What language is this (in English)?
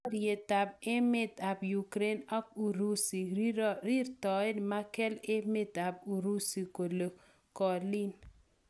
Kalenjin